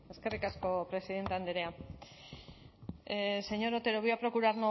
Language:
Basque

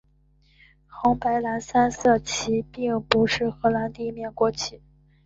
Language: Chinese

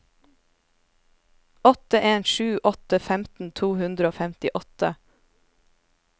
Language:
Norwegian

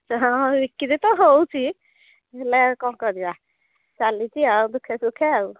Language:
Odia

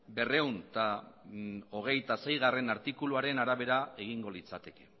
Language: Basque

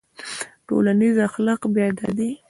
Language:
Pashto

